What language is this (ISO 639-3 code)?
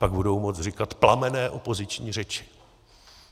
ces